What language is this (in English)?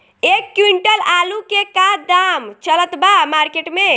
Bhojpuri